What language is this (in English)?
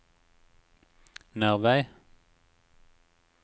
Norwegian